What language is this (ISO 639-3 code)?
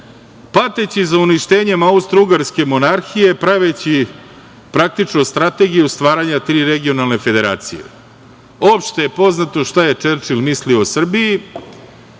srp